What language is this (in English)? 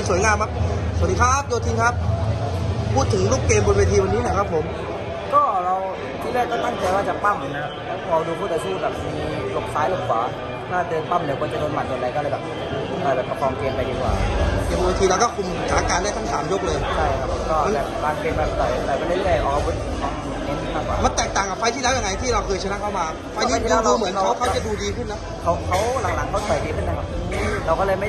Thai